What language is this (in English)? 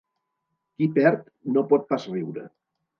Catalan